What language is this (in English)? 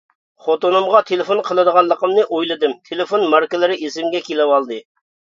Uyghur